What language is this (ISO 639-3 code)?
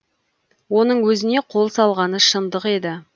kaz